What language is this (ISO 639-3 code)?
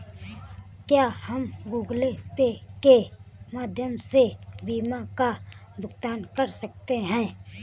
hin